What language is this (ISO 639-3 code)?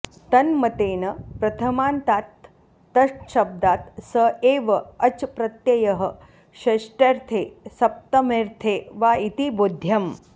san